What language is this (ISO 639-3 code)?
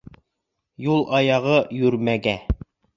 bak